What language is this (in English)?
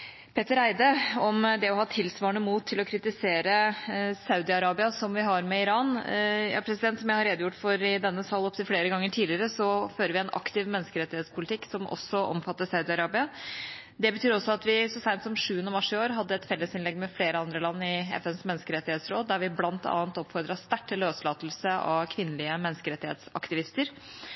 Norwegian Bokmål